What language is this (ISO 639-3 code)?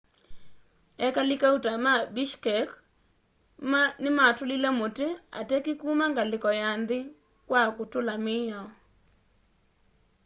kam